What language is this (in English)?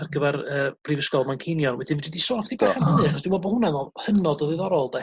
Welsh